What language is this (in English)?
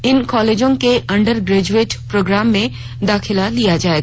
Hindi